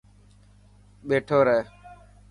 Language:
Dhatki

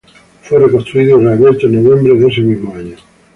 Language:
Spanish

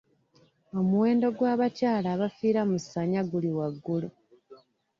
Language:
Ganda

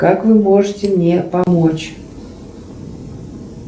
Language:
Russian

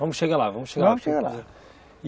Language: Portuguese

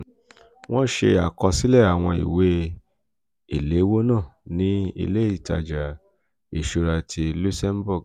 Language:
Yoruba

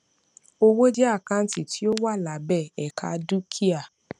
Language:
Yoruba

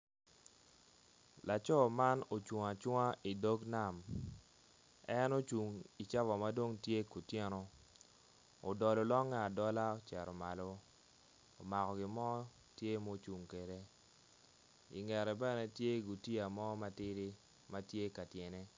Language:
Acoli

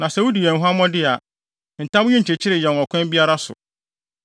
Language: Akan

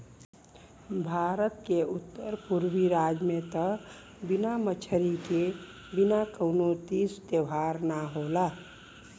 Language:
Bhojpuri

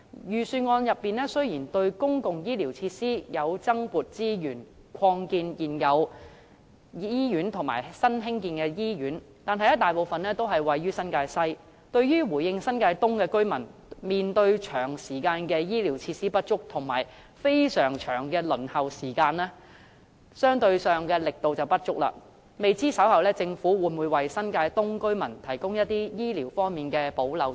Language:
Cantonese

